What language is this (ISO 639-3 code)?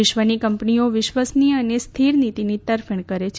guj